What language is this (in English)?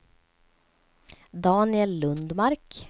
Swedish